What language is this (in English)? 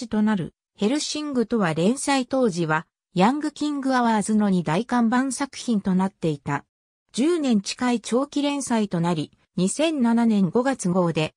Japanese